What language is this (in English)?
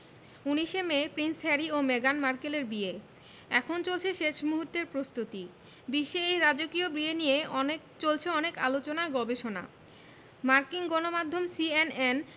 Bangla